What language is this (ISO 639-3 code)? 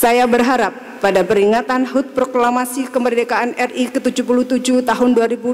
ind